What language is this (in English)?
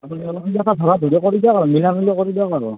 Assamese